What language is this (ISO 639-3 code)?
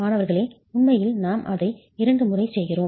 tam